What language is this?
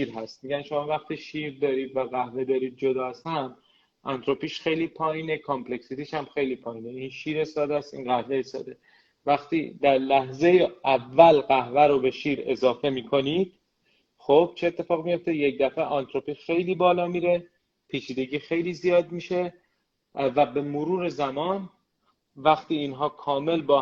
Persian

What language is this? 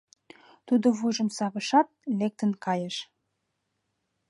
Mari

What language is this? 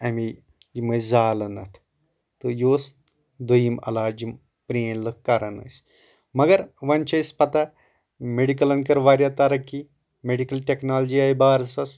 Kashmiri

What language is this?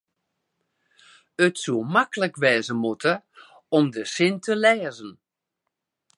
Western Frisian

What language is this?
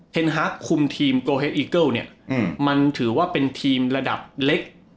Thai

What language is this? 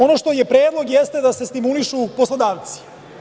Serbian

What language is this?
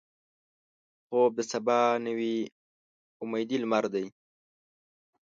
Pashto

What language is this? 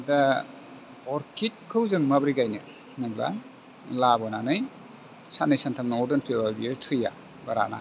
Bodo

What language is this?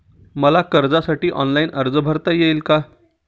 Marathi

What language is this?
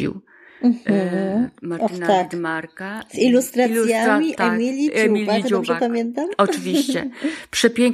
Polish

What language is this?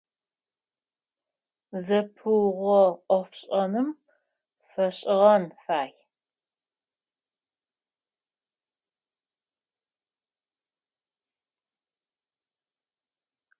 Adyghe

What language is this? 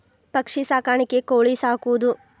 Kannada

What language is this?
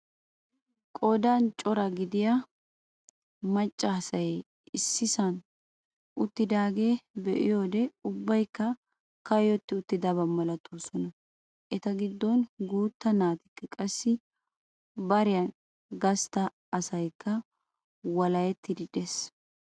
Wolaytta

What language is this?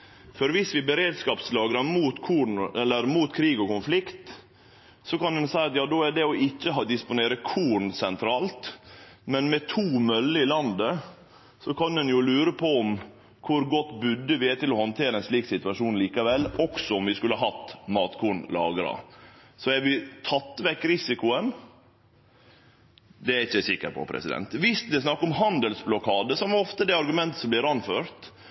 Norwegian Nynorsk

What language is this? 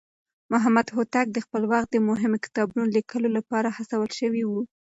Pashto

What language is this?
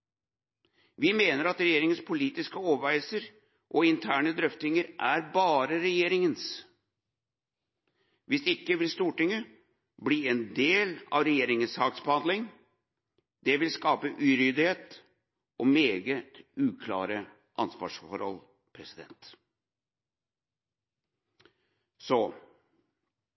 Norwegian Bokmål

